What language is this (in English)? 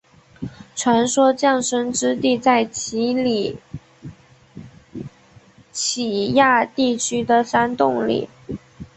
Chinese